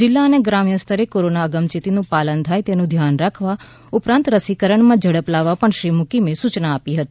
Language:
Gujarati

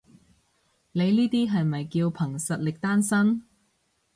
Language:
Cantonese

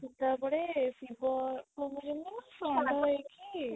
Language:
Odia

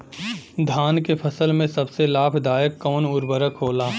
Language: Bhojpuri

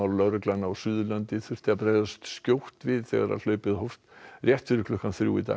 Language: Icelandic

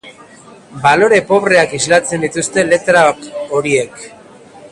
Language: Basque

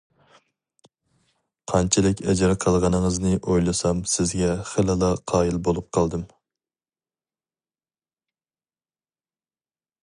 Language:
Uyghur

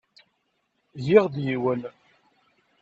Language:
Kabyle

